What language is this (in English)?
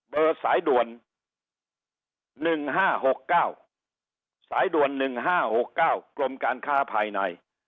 Thai